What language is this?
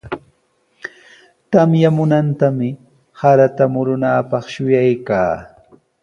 Sihuas Ancash Quechua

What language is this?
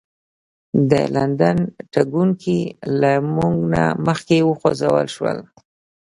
Pashto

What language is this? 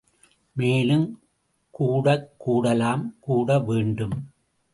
Tamil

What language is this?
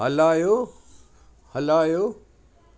Sindhi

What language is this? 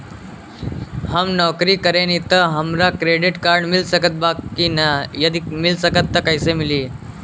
Bhojpuri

